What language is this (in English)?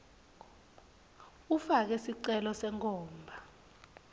Swati